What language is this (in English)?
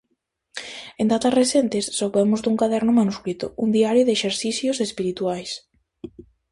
Galician